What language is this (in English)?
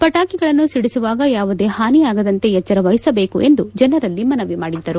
Kannada